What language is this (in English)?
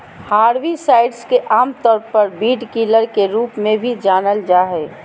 Magahi